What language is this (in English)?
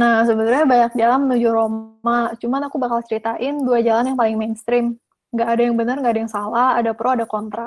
Indonesian